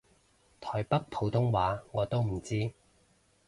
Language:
Cantonese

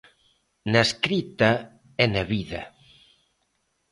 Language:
Galician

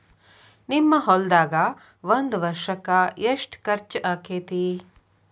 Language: Kannada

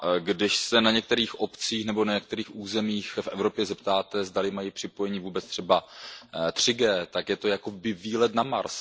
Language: Czech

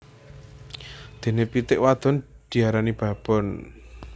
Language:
Javanese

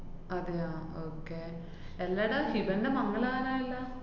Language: Malayalam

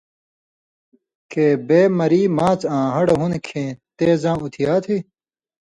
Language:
Indus Kohistani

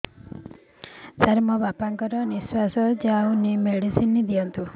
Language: Odia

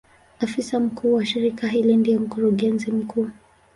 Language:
Swahili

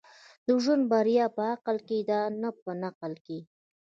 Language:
Pashto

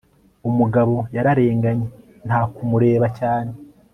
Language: Kinyarwanda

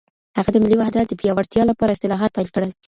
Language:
Pashto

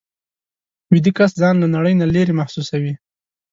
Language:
Pashto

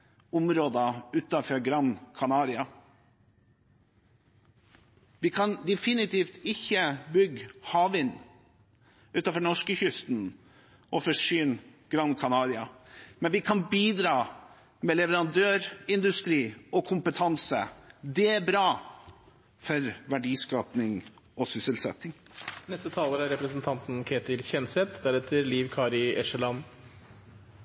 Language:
Norwegian Bokmål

